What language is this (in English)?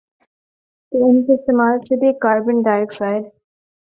Urdu